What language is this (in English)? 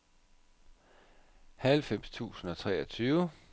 Danish